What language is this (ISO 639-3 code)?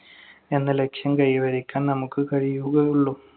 mal